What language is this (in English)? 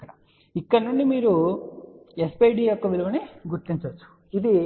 Telugu